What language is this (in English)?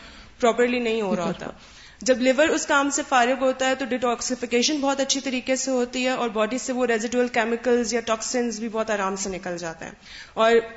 Urdu